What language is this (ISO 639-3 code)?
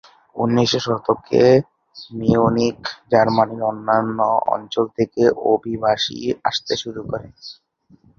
ben